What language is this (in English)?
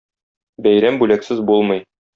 Tatar